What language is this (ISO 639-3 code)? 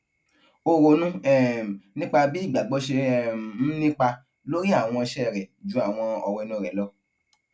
yor